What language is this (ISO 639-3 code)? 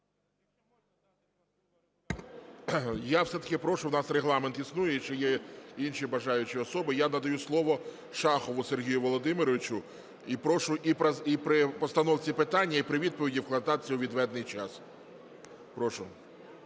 ukr